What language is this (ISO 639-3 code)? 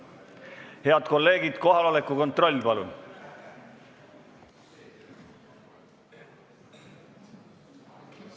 est